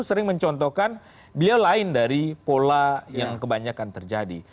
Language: Indonesian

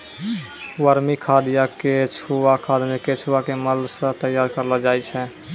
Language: Maithili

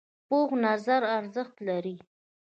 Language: Pashto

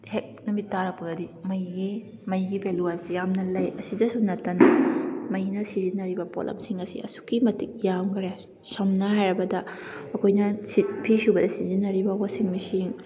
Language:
Manipuri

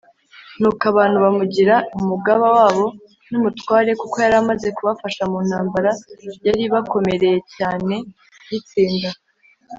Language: Kinyarwanda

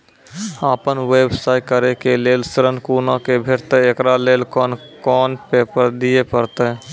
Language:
Maithili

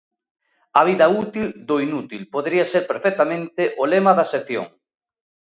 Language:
Galician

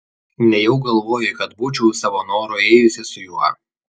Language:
Lithuanian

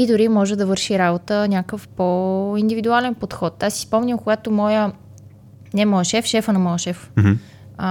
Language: Bulgarian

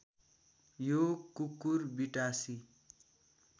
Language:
Nepali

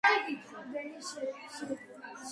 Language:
Georgian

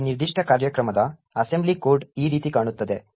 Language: Kannada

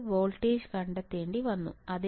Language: Malayalam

